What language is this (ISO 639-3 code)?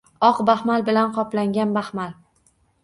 uzb